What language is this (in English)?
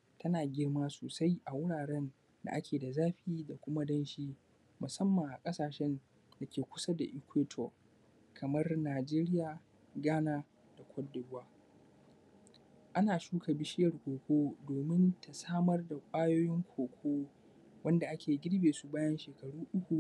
Hausa